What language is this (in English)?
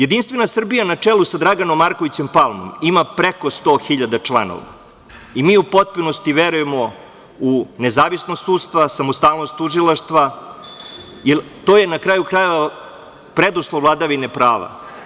Serbian